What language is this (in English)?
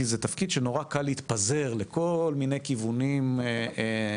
Hebrew